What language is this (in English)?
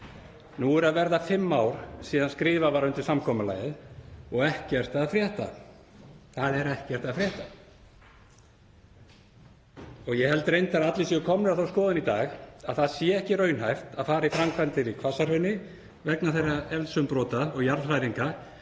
Icelandic